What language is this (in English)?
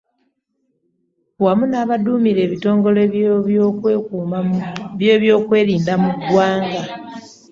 Ganda